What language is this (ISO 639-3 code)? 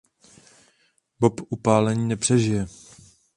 ces